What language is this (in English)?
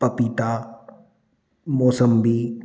Hindi